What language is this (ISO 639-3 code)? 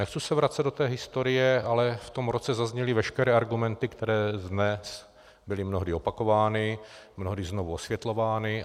ces